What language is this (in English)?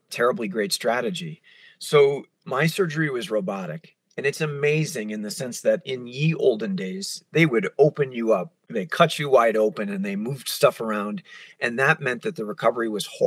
English